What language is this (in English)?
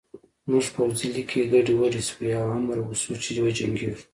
Pashto